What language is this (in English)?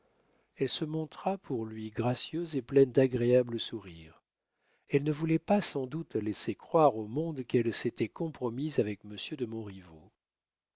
French